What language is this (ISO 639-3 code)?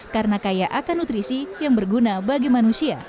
ind